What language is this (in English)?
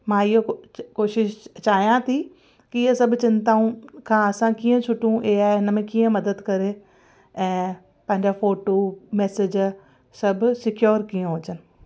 Sindhi